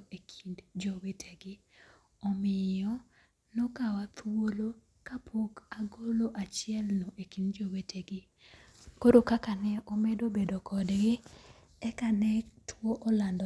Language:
Luo (Kenya and Tanzania)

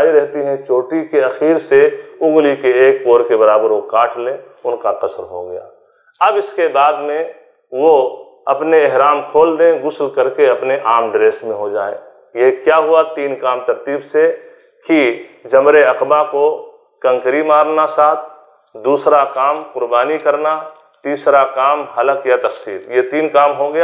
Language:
Arabic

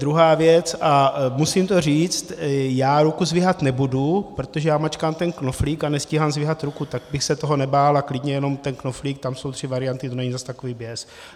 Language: Czech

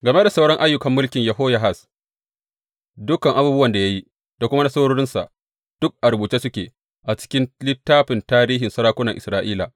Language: Hausa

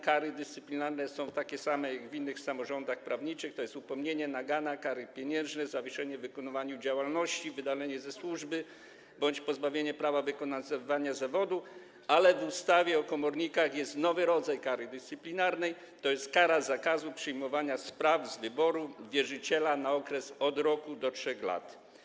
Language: Polish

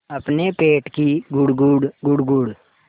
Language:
Hindi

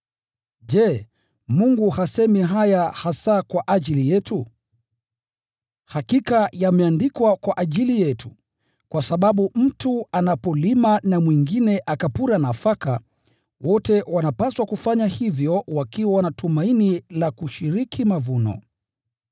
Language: Swahili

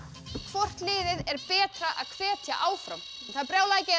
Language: Icelandic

